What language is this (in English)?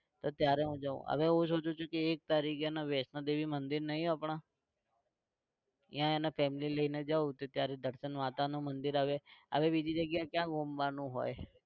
Gujarati